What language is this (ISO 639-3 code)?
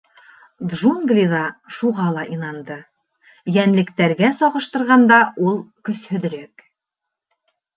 bak